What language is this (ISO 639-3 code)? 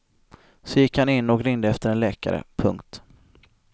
swe